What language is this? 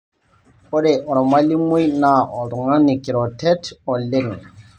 Masai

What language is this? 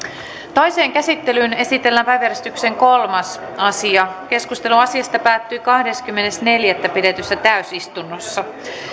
Finnish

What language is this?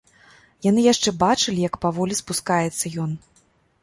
Belarusian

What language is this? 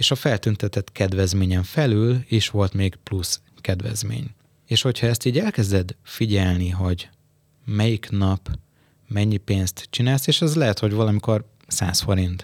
Hungarian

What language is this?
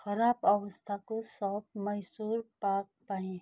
Nepali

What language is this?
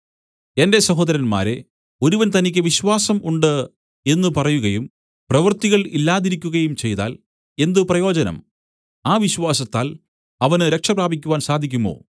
Malayalam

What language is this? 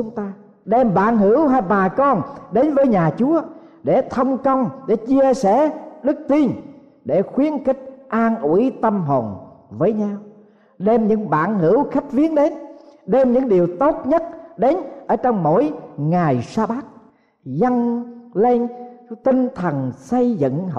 Vietnamese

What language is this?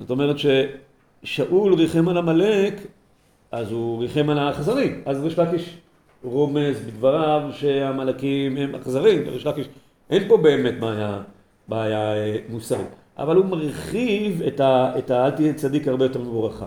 Hebrew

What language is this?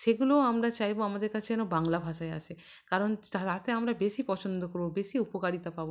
Bangla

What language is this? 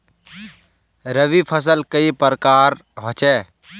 Magahi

